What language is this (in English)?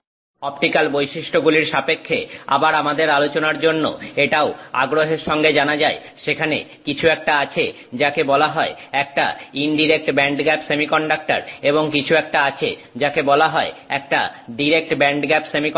Bangla